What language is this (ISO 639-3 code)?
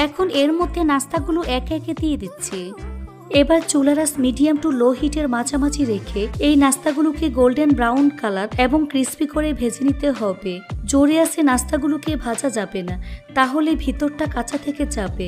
ben